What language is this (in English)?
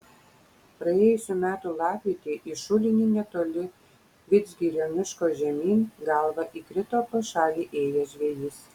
Lithuanian